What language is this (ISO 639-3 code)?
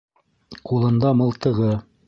bak